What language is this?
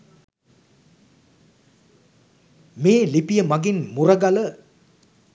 Sinhala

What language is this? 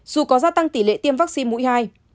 Vietnamese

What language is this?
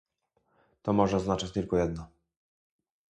Polish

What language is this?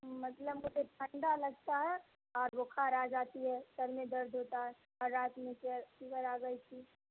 Urdu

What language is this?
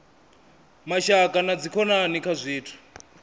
Venda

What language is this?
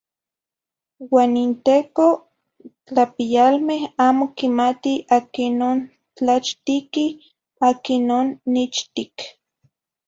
Zacatlán-Ahuacatlán-Tepetzintla Nahuatl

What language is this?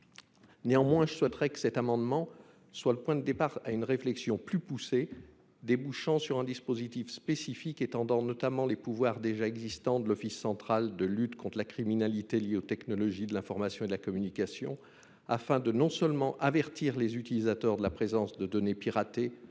French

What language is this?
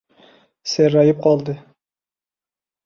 Uzbek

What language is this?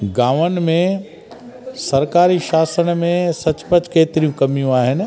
Sindhi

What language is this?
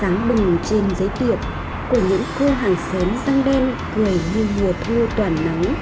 Vietnamese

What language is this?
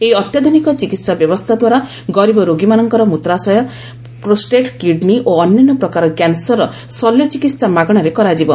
Odia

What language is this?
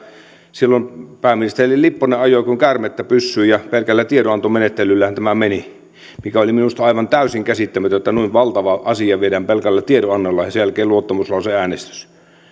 Finnish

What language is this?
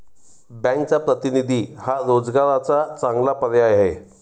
Marathi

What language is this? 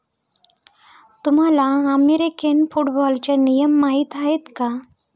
Marathi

